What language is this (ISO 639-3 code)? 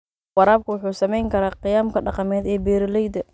som